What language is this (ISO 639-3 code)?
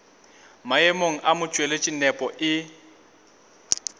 nso